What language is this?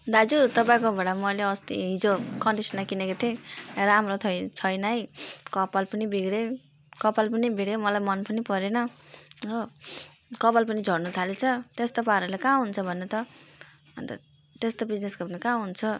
Nepali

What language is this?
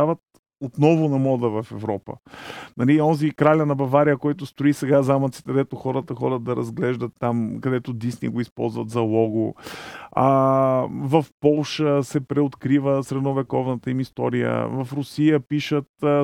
Bulgarian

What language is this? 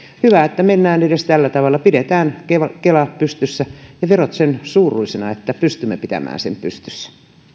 Finnish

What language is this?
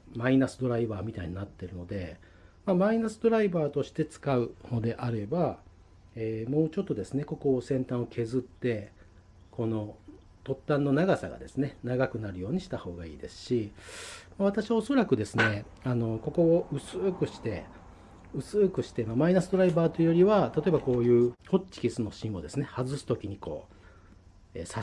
Japanese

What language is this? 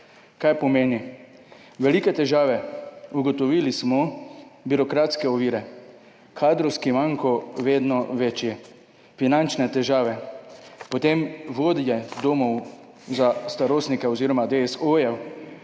Slovenian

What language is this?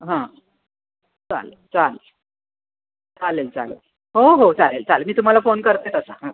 Marathi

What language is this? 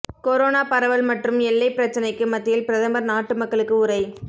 Tamil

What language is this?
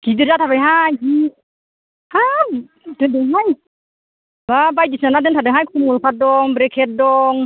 Bodo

